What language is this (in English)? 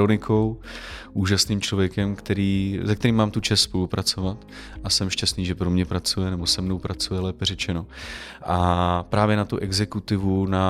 Czech